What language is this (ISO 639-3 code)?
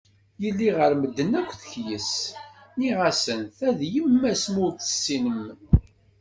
kab